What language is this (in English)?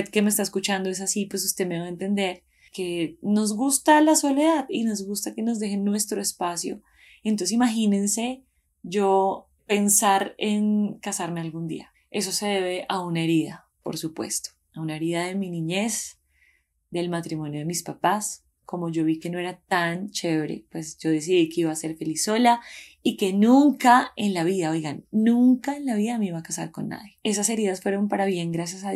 Spanish